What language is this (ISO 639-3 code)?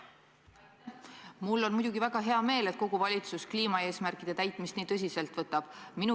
est